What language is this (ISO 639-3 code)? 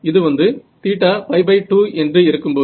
tam